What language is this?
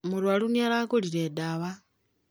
Kikuyu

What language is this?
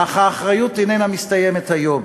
Hebrew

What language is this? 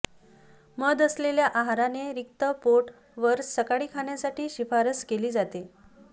Marathi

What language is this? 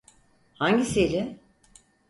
Turkish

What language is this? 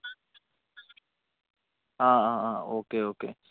Malayalam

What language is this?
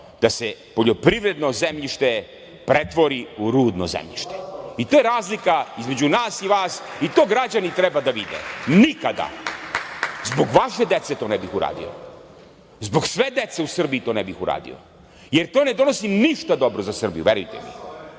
Serbian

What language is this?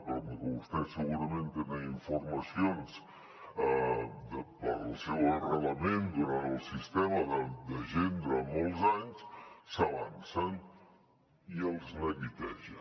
Catalan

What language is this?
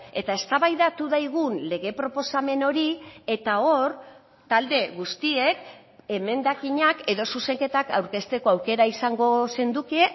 Basque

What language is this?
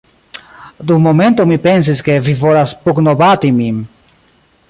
Esperanto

